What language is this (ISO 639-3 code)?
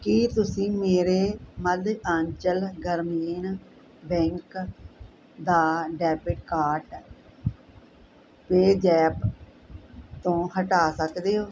pan